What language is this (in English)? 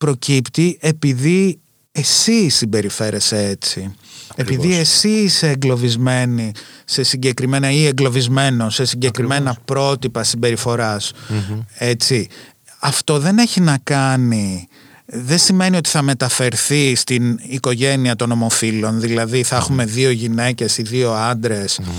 Greek